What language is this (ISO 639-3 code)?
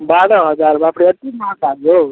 mai